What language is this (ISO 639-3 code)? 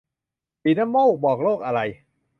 tha